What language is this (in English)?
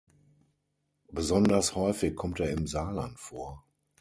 German